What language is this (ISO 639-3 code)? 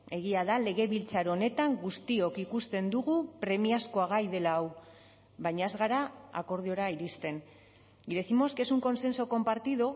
eus